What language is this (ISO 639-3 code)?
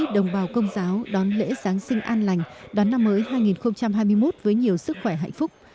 vie